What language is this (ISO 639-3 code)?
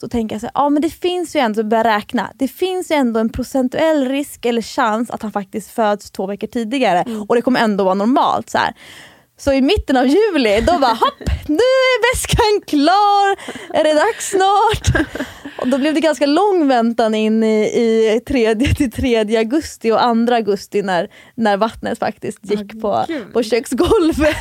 swe